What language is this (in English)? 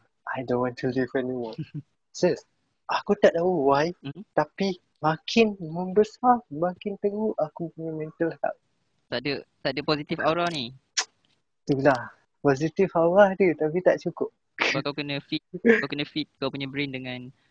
Malay